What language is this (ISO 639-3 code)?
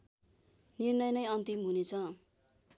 nep